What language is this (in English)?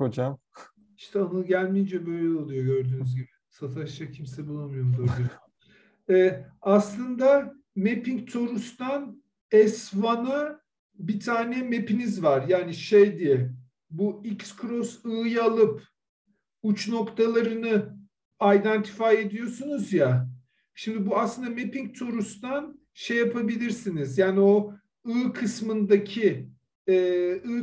Turkish